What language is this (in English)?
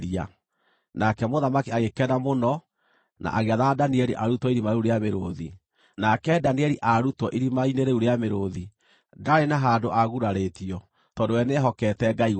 Kikuyu